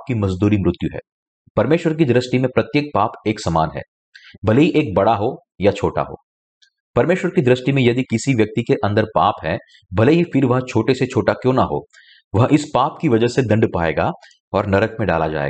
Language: Hindi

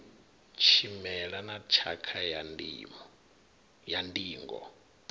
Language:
Venda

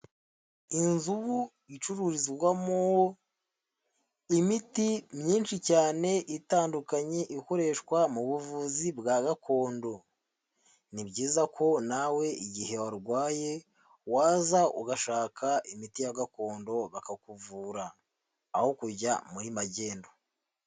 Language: Kinyarwanda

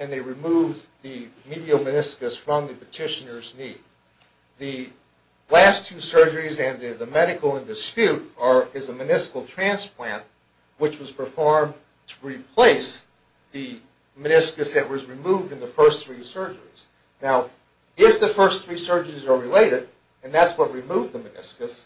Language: English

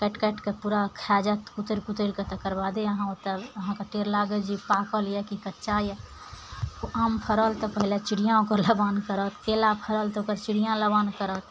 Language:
Maithili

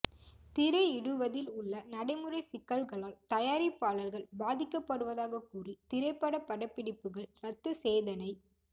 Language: Tamil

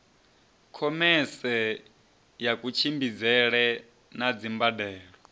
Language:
Venda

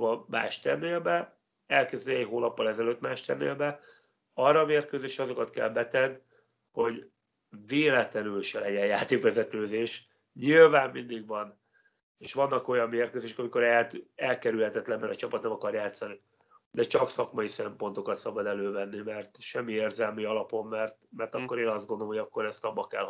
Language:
Hungarian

